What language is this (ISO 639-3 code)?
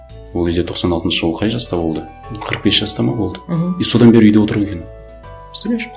kaz